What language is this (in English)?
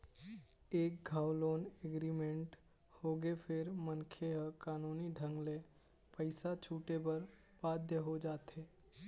Chhattisgarhi